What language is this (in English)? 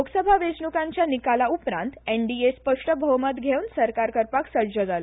Konkani